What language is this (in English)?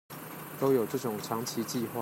Chinese